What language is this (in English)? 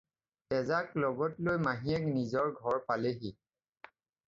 Assamese